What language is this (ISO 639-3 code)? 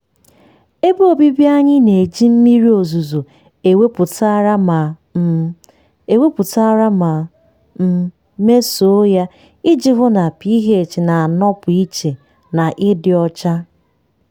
ibo